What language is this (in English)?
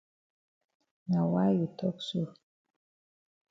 Cameroon Pidgin